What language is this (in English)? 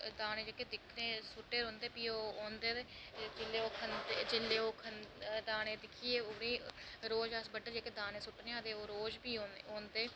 Dogri